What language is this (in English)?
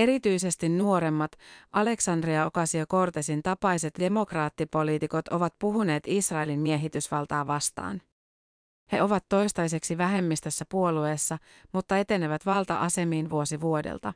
Finnish